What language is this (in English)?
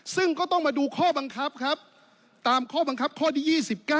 Thai